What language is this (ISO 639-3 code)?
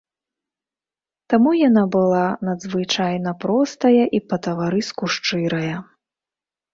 bel